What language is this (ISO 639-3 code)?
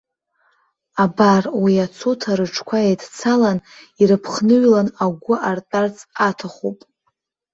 abk